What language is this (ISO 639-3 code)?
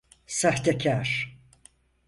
tur